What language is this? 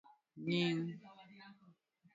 Luo (Kenya and Tanzania)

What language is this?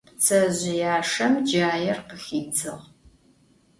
Adyghe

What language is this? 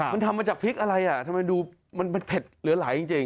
Thai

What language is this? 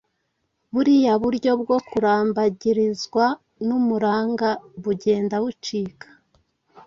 Kinyarwanda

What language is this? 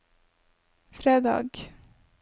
Norwegian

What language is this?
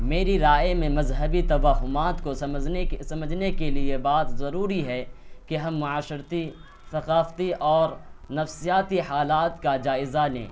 Urdu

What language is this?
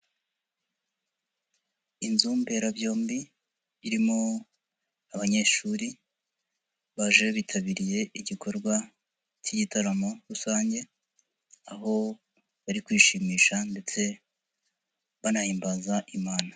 Kinyarwanda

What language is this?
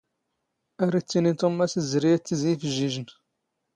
Standard Moroccan Tamazight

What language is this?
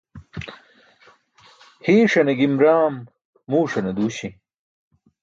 Burushaski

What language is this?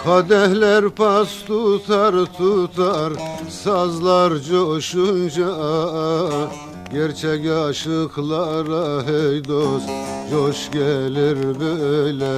Turkish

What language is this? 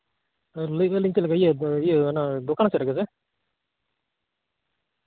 Santali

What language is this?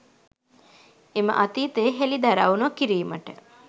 Sinhala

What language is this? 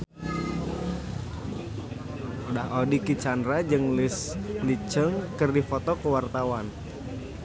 Sundanese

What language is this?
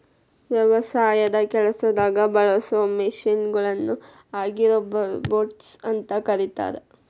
Kannada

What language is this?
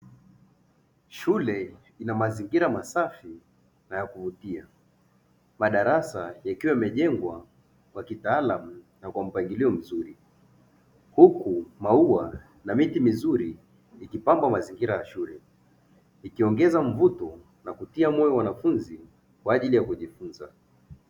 Swahili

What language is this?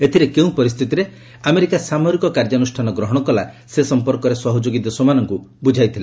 Odia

